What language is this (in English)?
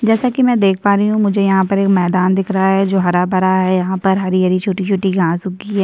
Hindi